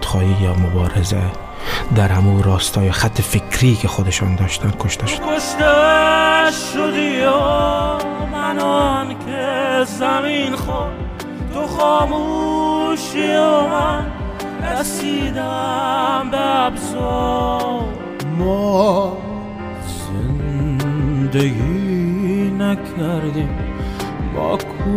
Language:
Persian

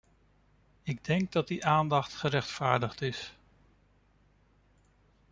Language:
Dutch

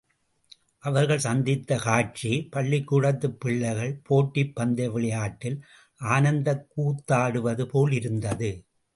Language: Tamil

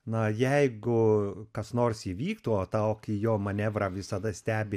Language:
Lithuanian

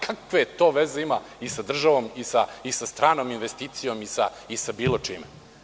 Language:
Serbian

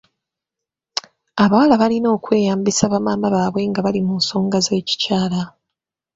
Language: Ganda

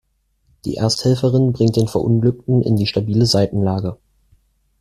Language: German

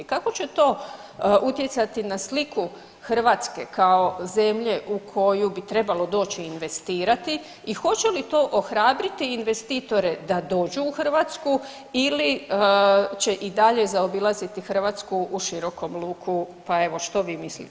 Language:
Croatian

